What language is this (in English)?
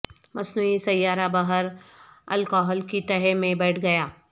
Urdu